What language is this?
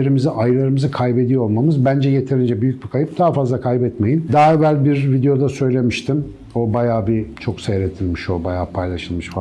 Turkish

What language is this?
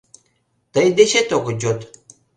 Mari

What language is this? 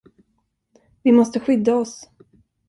Swedish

